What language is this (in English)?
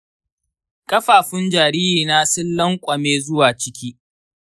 Hausa